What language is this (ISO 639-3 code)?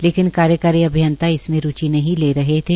hin